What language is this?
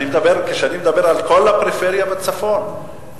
Hebrew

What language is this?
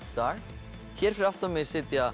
Icelandic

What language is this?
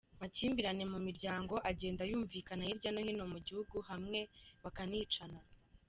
Kinyarwanda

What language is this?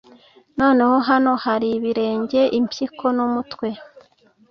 Kinyarwanda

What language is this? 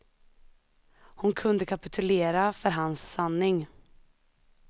Swedish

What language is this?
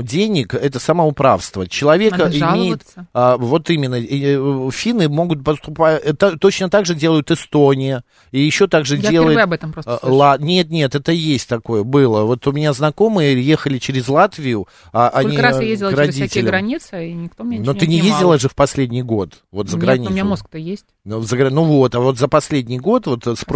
Russian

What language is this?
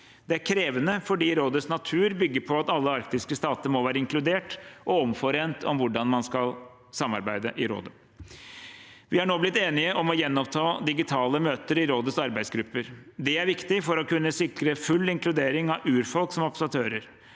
Norwegian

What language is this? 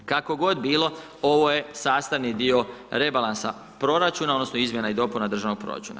Croatian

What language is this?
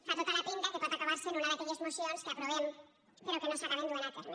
Catalan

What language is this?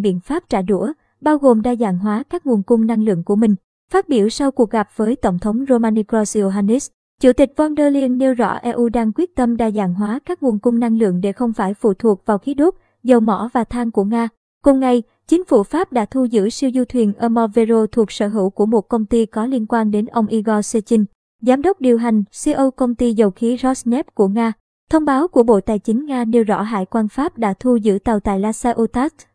Vietnamese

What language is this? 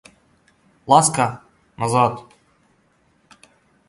Russian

